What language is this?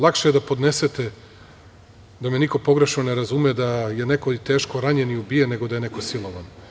Serbian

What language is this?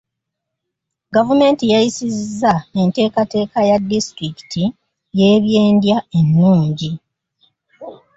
Ganda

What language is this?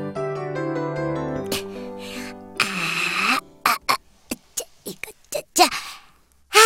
Korean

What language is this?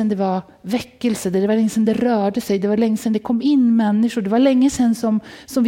Swedish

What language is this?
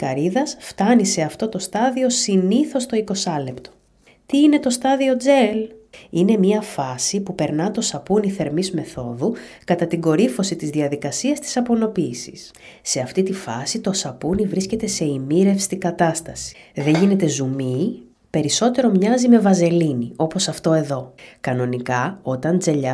Greek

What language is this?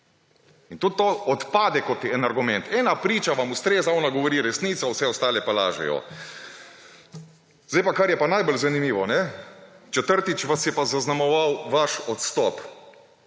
Slovenian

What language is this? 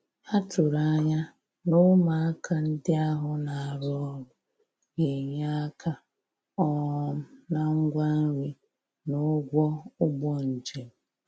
Igbo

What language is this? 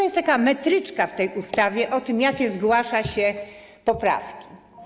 Polish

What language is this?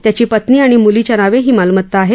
Marathi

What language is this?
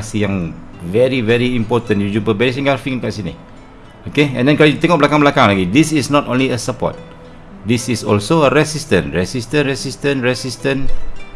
Malay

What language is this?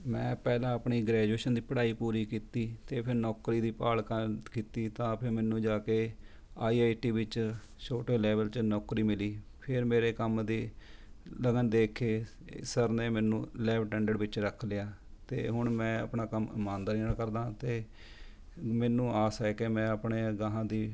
Punjabi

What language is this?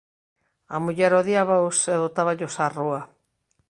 Galician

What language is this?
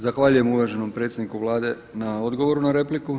Croatian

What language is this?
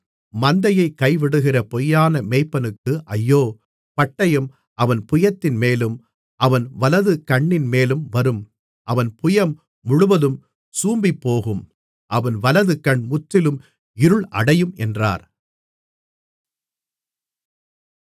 Tamil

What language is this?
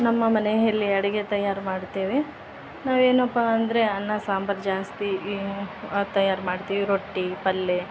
Kannada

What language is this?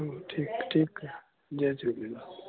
Sindhi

